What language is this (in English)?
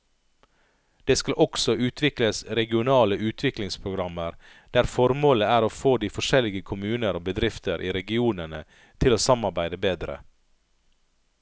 Norwegian